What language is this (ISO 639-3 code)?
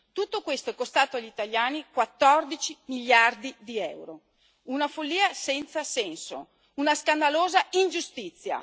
ita